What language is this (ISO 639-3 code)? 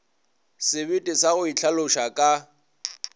nso